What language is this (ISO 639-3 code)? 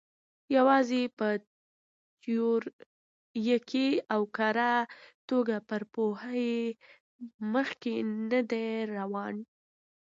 pus